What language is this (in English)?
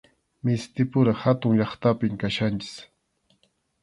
Arequipa-La Unión Quechua